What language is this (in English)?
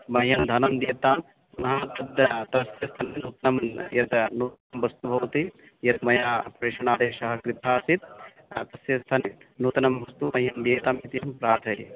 Sanskrit